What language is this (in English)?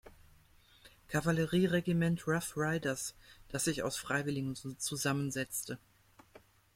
German